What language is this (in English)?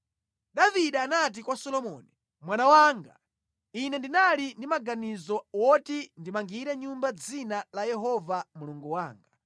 Nyanja